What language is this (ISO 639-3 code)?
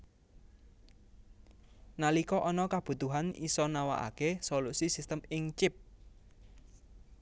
jav